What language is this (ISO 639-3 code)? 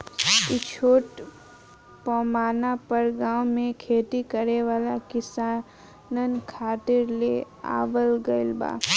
bho